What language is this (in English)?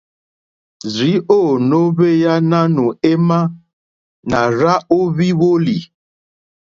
Mokpwe